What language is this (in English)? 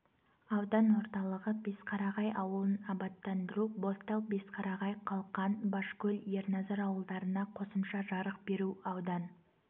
Kazakh